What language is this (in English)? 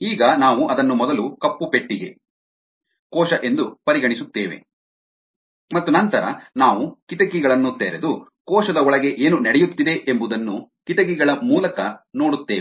Kannada